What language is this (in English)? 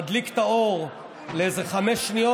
Hebrew